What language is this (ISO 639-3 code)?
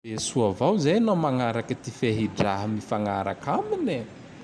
tdx